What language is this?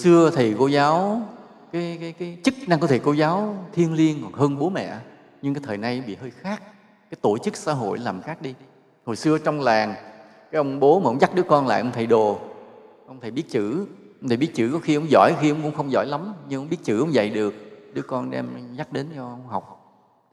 Vietnamese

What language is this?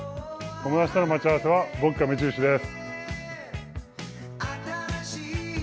Japanese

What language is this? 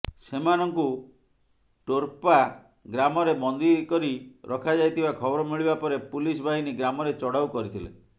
Odia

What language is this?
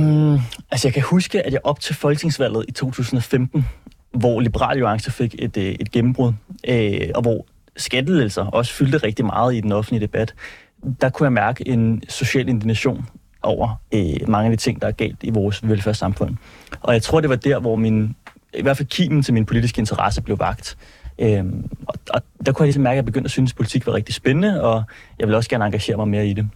Danish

